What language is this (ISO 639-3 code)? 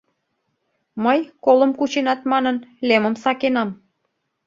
chm